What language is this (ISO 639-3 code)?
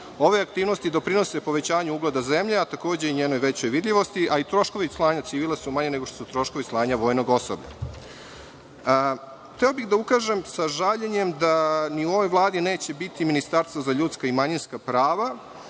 srp